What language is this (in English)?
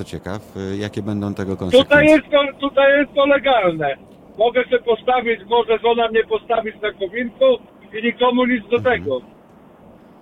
Polish